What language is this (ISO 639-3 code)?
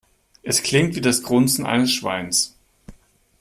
deu